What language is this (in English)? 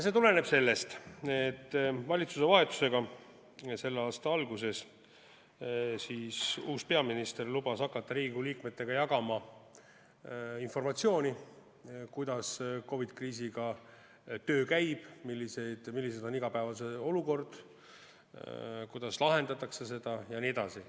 Estonian